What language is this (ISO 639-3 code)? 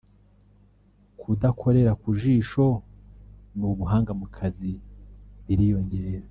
kin